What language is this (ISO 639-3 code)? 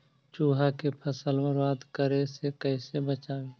mag